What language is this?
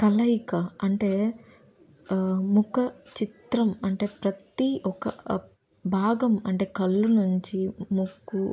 Telugu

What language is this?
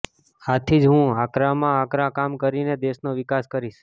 Gujarati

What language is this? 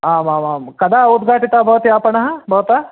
Sanskrit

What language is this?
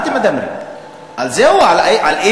Hebrew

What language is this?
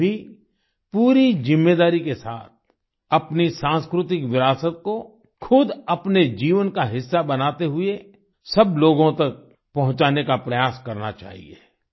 Hindi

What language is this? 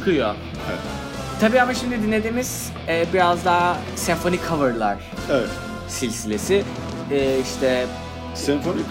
Turkish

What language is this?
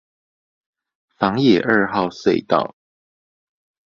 Chinese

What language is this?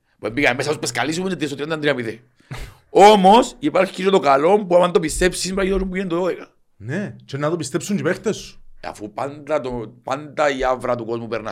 Greek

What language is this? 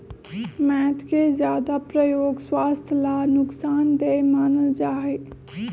Magahi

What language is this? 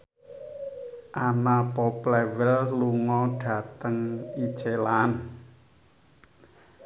Javanese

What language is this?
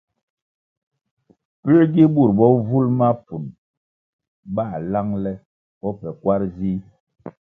Kwasio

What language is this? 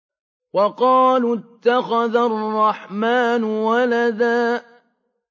Arabic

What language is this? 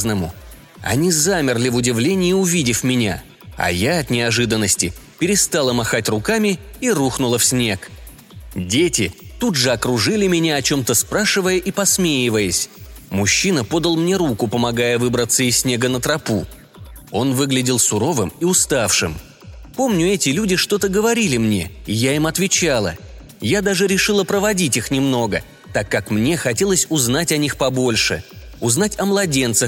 Russian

